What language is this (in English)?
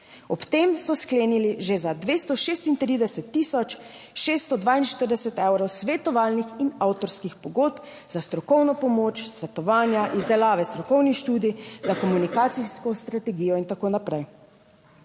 Slovenian